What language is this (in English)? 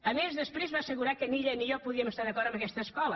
Catalan